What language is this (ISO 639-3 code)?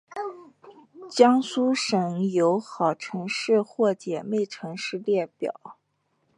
zho